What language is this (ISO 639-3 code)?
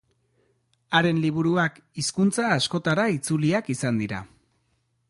eus